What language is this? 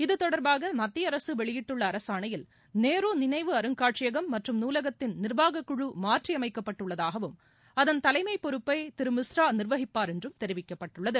Tamil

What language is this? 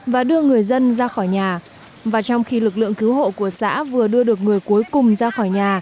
Vietnamese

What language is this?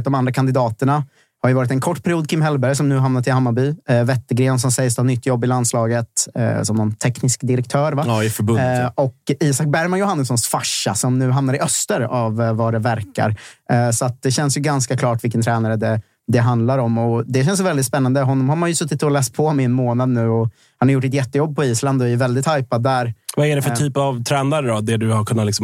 Swedish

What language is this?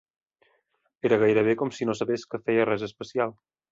Catalan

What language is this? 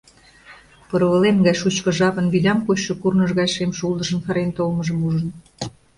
Mari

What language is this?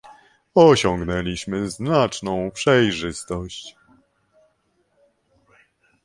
Polish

